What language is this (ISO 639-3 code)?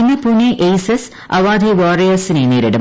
mal